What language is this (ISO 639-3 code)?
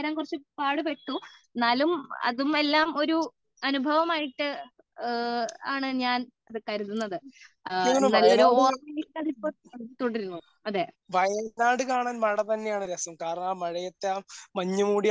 mal